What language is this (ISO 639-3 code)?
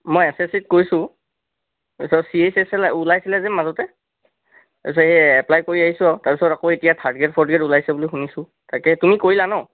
asm